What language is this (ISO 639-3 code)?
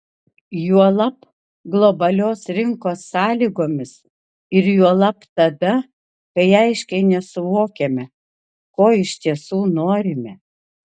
lit